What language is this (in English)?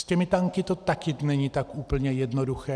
Czech